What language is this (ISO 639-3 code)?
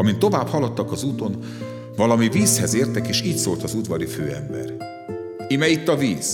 hun